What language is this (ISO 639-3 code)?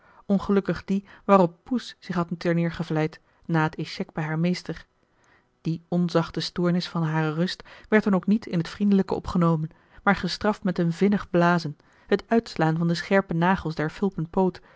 nld